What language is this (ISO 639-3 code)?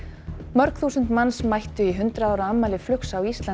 isl